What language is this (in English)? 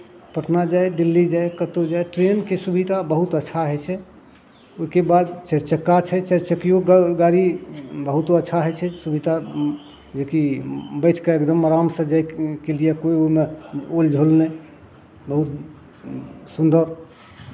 Maithili